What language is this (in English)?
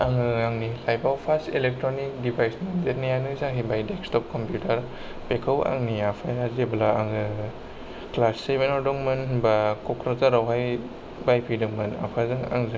Bodo